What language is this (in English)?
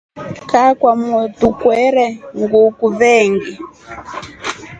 Rombo